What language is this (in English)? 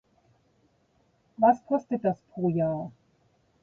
German